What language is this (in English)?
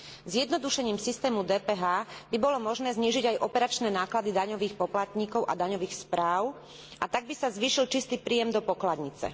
Slovak